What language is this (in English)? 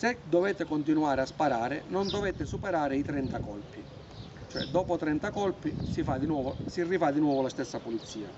Italian